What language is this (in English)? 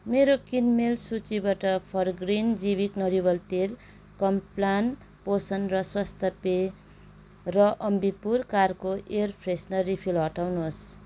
Nepali